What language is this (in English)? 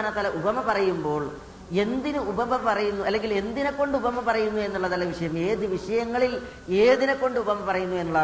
Malayalam